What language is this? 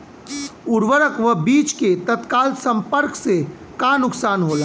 Bhojpuri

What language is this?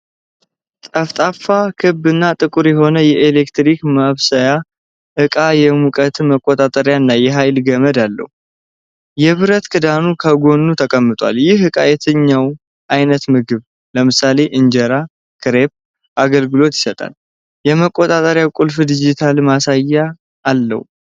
Amharic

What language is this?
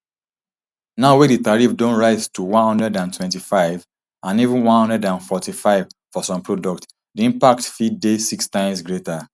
Nigerian Pidgin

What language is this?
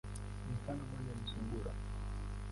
Swahili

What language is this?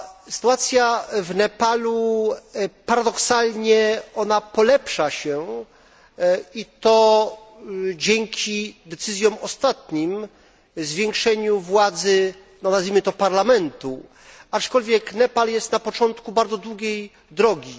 Polish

